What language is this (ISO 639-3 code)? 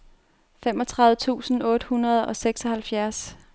dan